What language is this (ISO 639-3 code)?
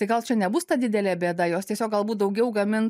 lit